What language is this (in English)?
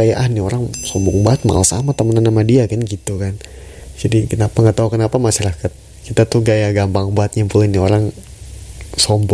Indonesian